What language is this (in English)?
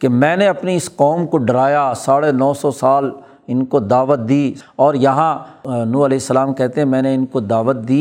Urdu